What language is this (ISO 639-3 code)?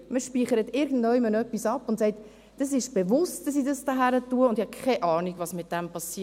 gsw